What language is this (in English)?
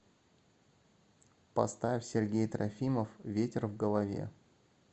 Russian